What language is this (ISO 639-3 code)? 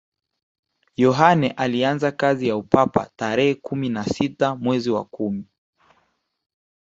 swa